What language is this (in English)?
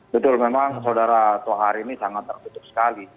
Indonesian